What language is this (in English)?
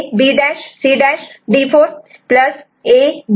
Marathi